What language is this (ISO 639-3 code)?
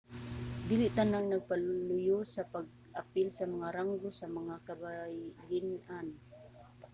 ceb